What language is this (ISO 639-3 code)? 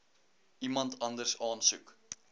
afr